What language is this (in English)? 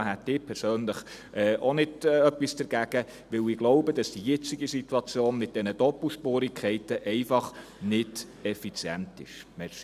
Swiss German